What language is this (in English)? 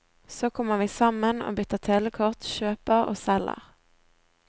Norwegian